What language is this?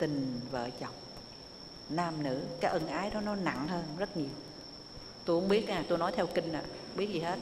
Vietnamese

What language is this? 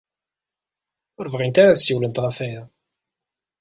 Kabyle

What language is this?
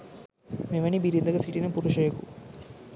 Sinhala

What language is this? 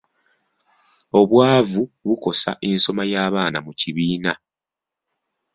Ganda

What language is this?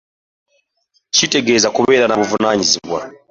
Ganda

